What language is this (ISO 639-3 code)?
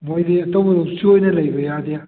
mni